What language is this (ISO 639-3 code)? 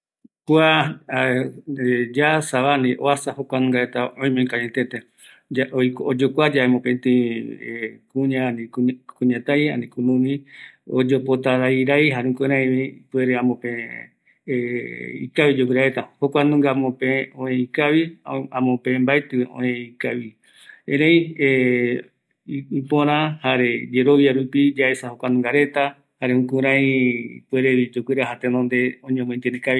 gui